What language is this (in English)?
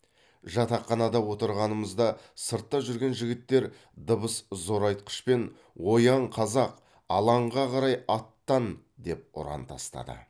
Kazakh